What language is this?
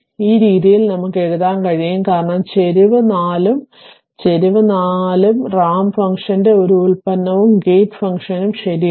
Malayalam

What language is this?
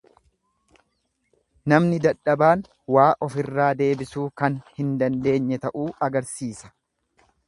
Oromo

